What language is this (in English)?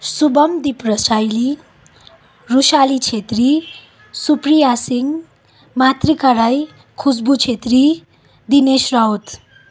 Nepali